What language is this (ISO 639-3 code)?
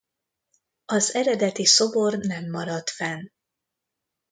hun